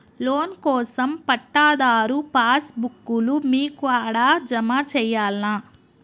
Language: Telugu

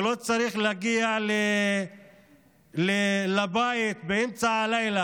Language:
Hebrew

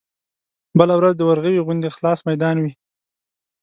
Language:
Pashto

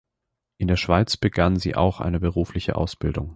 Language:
German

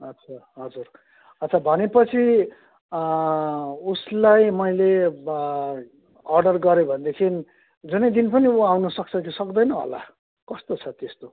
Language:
Nepali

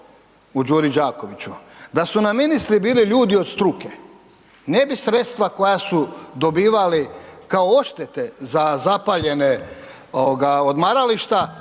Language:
Croatian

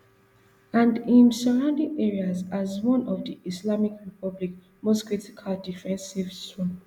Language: Nigerian Pidgin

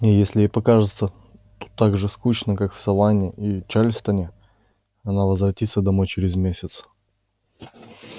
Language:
Russian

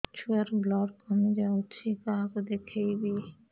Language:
Odia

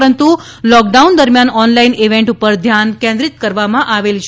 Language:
Gujarati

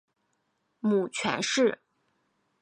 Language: Chinese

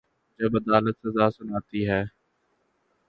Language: Urdu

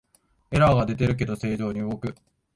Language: Japanese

